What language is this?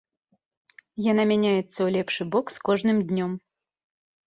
Belarusian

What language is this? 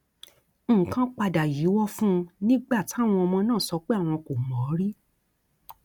Yoruba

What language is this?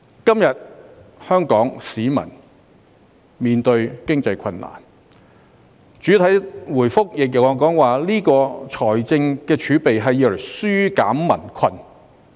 Cantonese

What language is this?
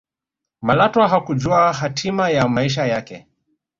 Swahili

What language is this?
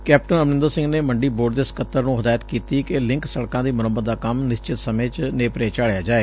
Punjabi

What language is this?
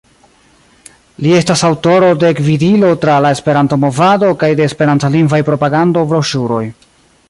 Esperanto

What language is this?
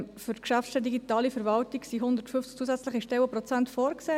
Swiss German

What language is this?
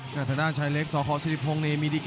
Thai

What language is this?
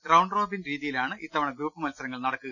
Malayalam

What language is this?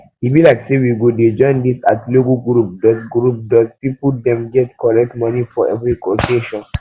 Nigerian Pidgin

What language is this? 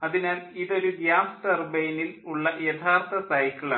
Malayalam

